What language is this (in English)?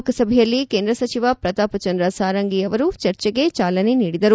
Kannada